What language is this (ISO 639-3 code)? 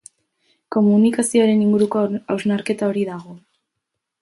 eus